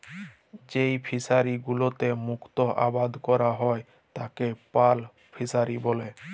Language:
Bangla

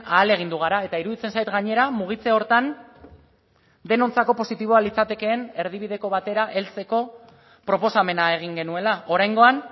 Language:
Basque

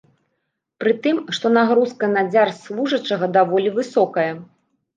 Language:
Belarusian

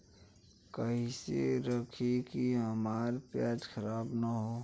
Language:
Bhojpuri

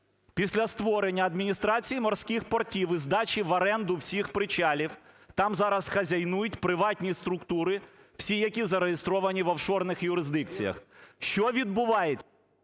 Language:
Ukrainian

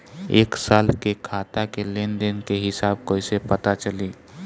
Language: Bhojpuri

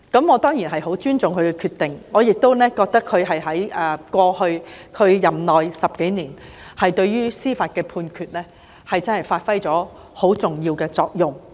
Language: Cantonese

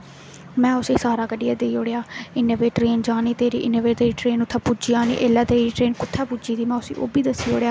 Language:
Dogri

